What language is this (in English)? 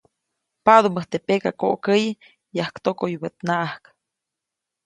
Copainalá Zoque